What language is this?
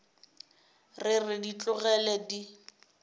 Northern Sotho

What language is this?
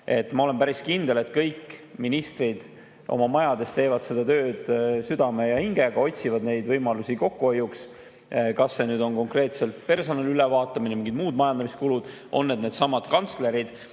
Estonian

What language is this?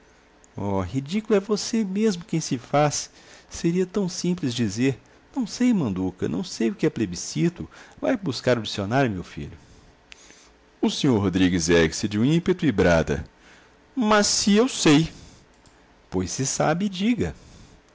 Portuguese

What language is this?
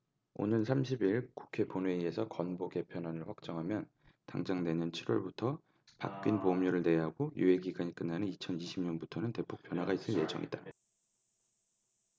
Korean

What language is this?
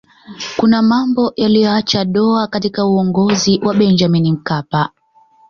Swahili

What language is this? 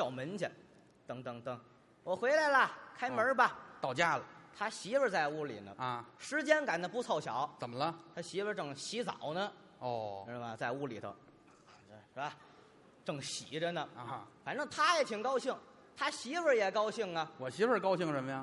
Chinese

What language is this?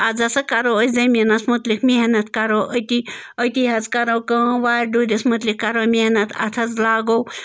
Kashmiri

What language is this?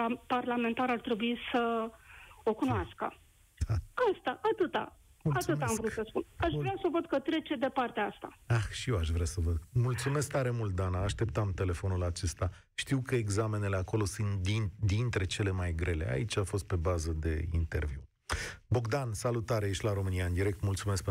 Romanian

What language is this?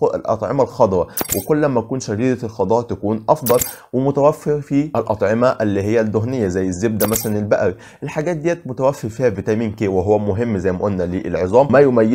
Arabic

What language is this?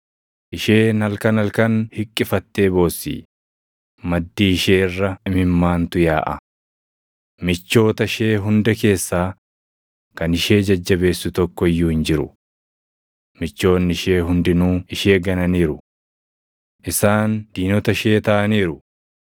Oromo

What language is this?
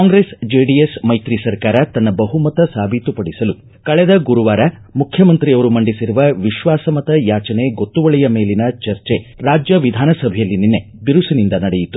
Kannada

